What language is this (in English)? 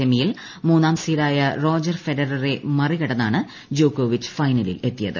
Malayalam